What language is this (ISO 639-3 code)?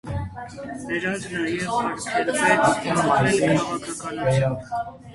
hye